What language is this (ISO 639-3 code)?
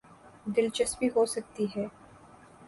urd